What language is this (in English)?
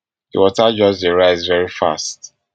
Nigerian Pidgin